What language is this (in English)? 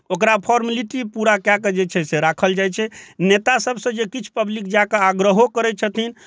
Maithili